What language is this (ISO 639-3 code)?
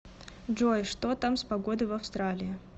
rus